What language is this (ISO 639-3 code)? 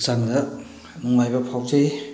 mni